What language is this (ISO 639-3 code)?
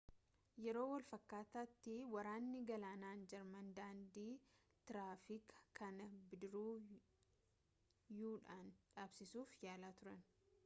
orm